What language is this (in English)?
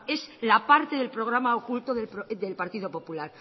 Spanish